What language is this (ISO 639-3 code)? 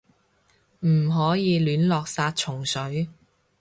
yue